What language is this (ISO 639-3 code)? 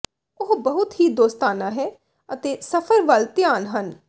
pan